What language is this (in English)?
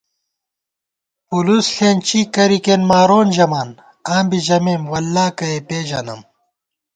Gawar-Bati